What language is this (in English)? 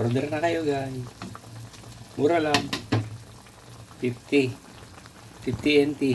Filipino